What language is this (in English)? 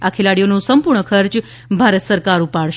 Gujarati